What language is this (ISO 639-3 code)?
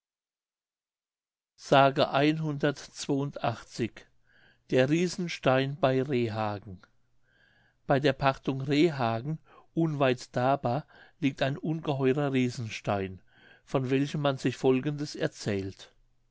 deu